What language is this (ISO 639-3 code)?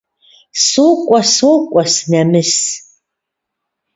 kbd